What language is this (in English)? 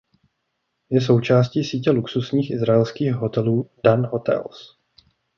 Czech